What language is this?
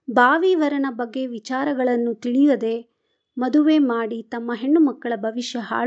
Kannada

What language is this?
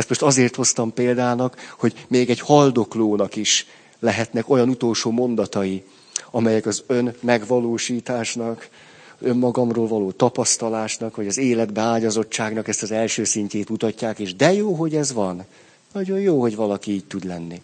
Hungarian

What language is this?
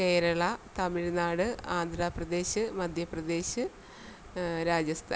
Malayalam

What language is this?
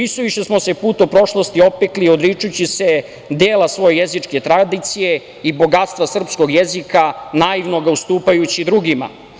Serbian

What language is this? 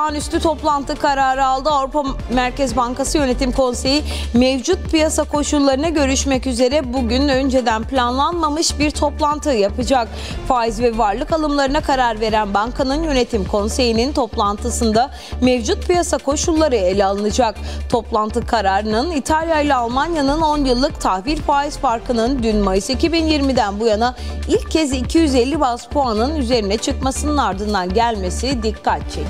Turkish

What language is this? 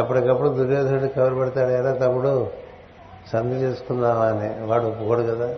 Telugu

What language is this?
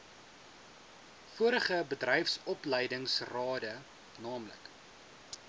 Afrikaans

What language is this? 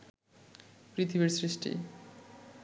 Bangla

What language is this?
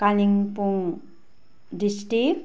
Nepali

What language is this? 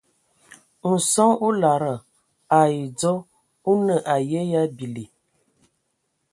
Ewondo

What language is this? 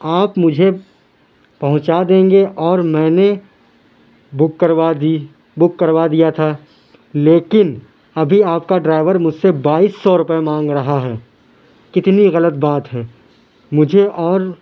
Urdu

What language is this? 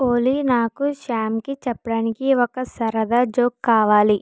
Telugu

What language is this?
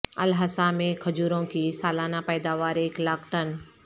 Urdu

